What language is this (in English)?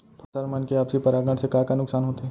Chhattisgarhi